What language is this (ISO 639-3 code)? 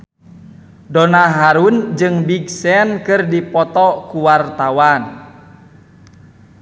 sun